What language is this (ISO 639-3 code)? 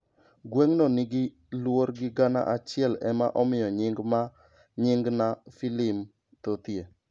luo